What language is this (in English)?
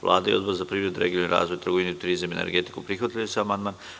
Serbian